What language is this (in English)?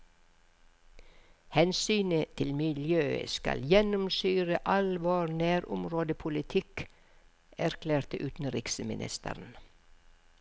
Norwegian